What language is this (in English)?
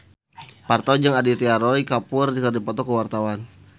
Sundanese